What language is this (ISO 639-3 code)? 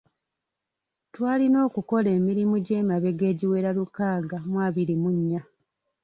lug